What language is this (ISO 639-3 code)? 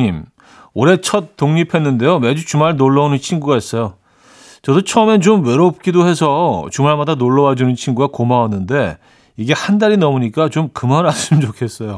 kor